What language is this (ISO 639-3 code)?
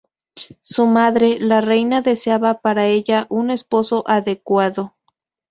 spa